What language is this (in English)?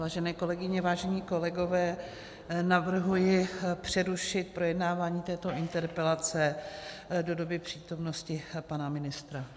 Czech